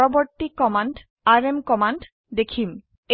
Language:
Assamese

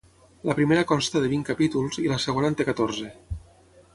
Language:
Catalan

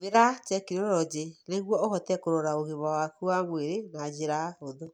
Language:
Kikuyu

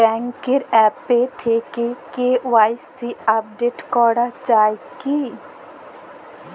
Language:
Bangla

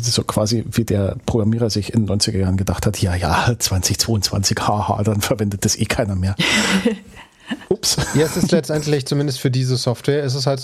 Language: German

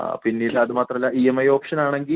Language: Malayalam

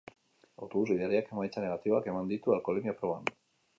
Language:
Basque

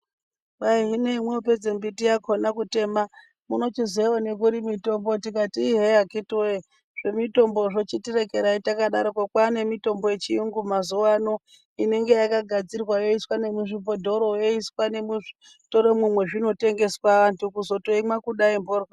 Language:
Ndau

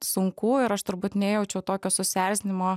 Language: Lithuanian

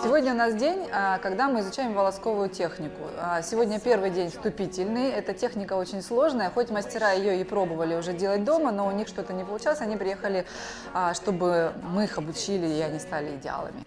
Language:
Russian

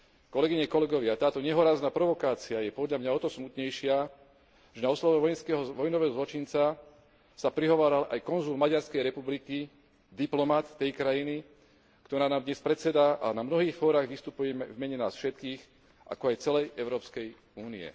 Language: Slovak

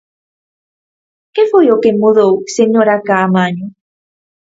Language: Galician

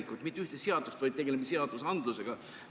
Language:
Estonian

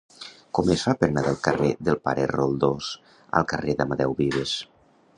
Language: Catalan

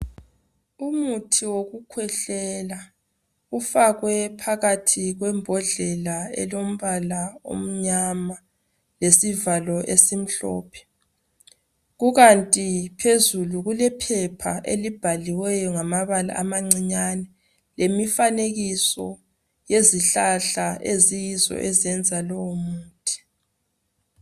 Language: North Ndebele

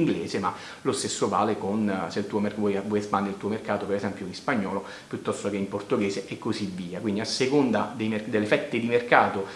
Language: Italian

